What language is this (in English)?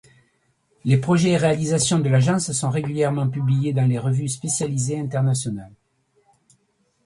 French